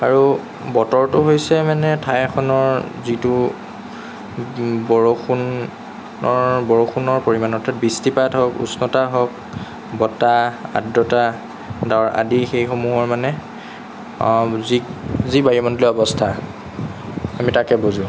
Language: Assamese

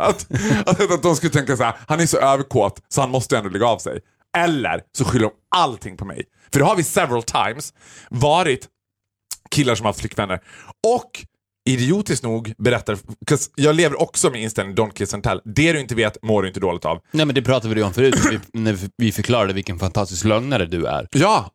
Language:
Swedish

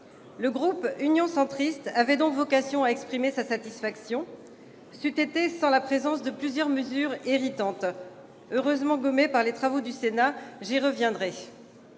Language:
French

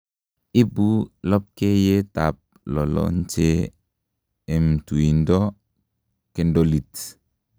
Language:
Kalenjin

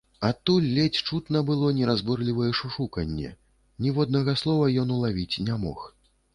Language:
Belarusian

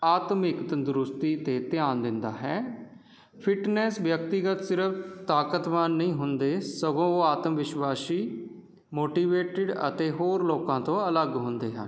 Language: Punjabi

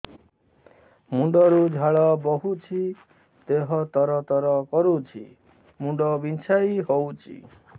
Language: Odia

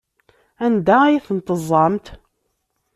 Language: Kabyle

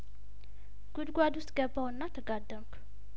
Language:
Amharic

